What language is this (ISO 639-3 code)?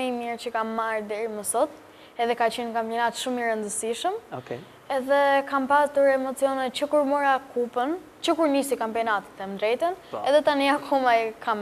ron